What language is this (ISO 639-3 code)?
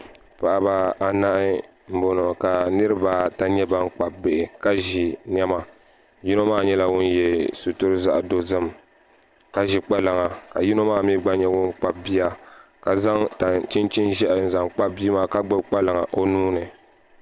dag